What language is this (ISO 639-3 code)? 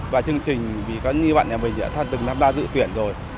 vie